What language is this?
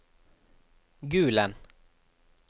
Norwegian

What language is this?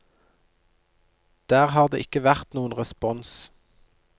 Norwegian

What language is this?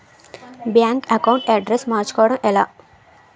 Telugu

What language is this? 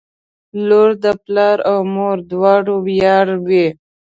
Pashto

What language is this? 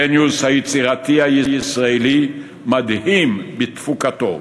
Hebrew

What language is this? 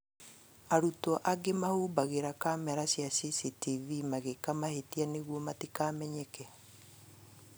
Kikuyu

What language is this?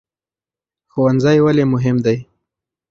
Pashto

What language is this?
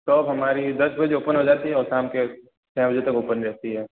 Hindi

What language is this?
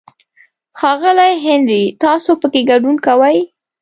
Pashto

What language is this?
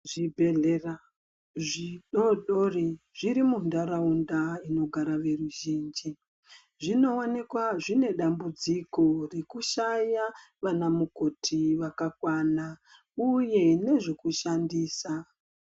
Ndau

